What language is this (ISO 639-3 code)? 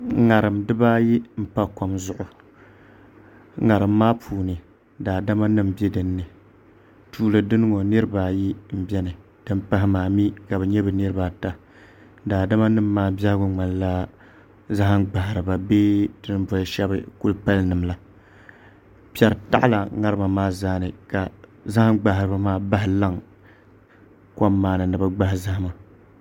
dag